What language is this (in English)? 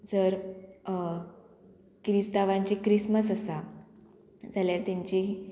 Konkani